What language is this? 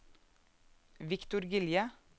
Norwegian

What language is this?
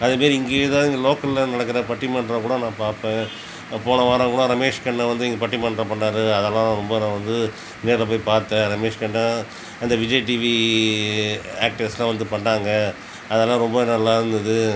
Tamil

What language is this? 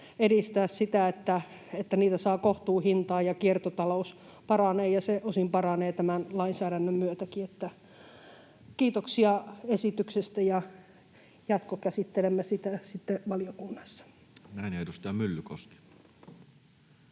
Finnish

